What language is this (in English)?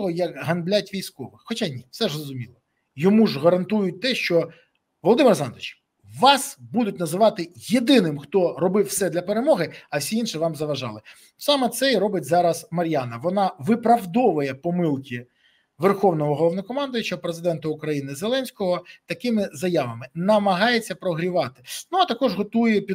Ukrainian